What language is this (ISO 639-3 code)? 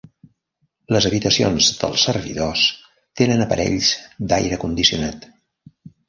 cat